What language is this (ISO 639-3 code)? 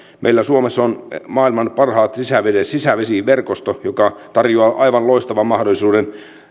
fin